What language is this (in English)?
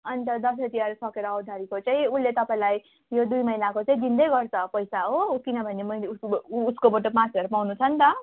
Nepali